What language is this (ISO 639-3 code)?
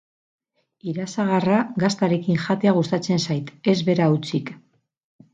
eus